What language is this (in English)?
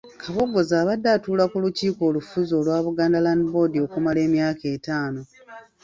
Ganda